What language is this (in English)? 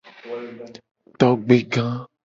Gen